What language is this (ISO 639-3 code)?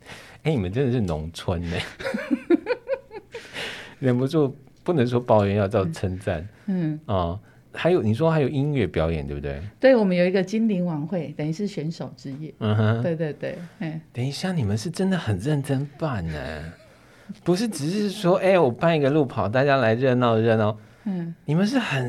zho